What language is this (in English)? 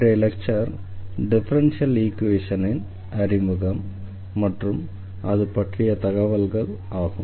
Tamil